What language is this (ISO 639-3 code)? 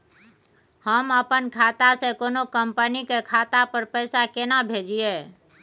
mai